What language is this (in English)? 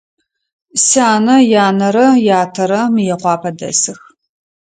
Adyghe